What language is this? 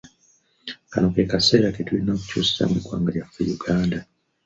Ganda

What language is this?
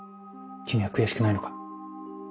Japanese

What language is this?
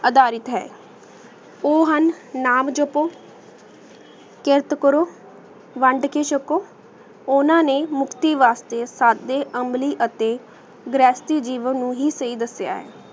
Punjabi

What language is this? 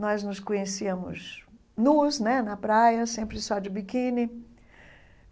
Portuguese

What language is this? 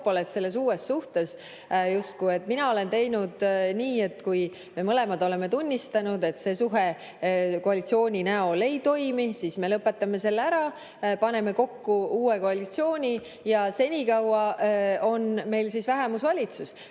Estonian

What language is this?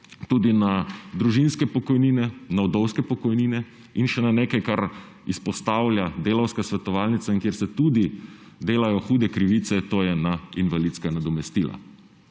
Slovenian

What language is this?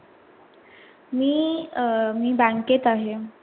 Marathi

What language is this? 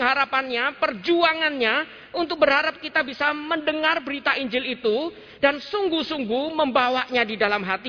Indonesian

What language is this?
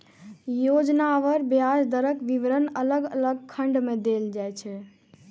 Maithili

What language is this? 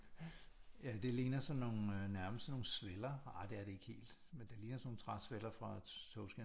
Danish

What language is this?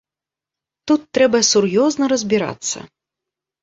Belarusian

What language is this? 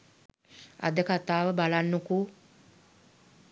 Sinhala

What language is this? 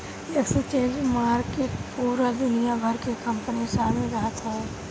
Bhojpuri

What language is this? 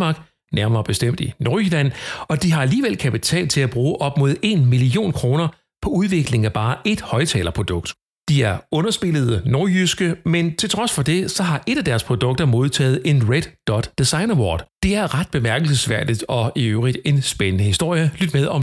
Danish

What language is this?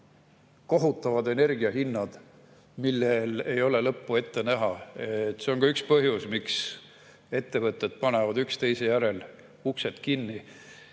Estonian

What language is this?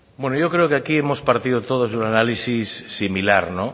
Spanish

